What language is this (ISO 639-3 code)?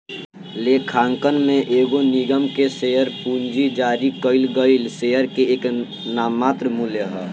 bho